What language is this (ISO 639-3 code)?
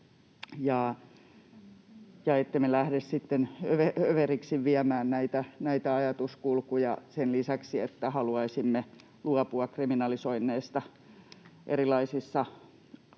fin